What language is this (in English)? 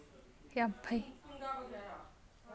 Manipuri